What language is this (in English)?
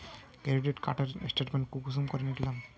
Magahi